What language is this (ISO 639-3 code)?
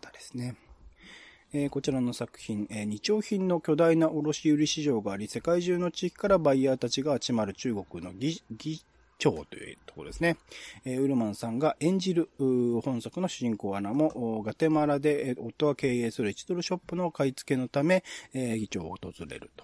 jpn